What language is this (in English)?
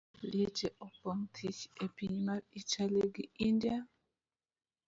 Luo (Kenya and Tanzania)